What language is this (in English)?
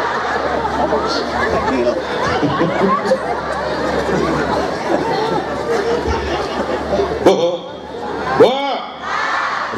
Indonesian